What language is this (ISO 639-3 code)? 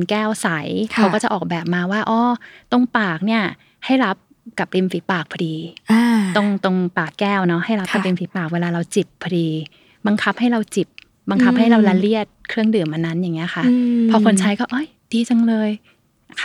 tha